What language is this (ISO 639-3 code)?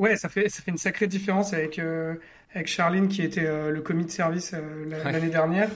fra